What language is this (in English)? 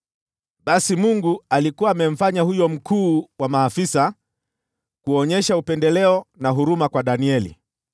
Swahili